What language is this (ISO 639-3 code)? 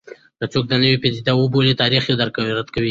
pus